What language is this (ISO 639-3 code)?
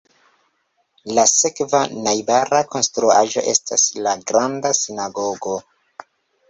epo